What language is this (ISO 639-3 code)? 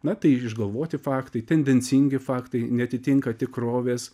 lit